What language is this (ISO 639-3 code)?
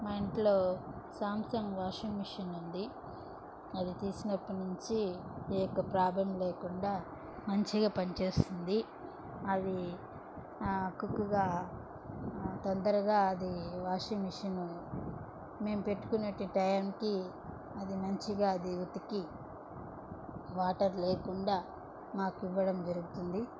tel